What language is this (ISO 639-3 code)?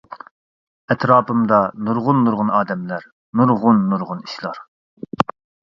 uig